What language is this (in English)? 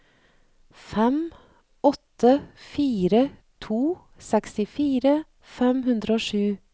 Norwegian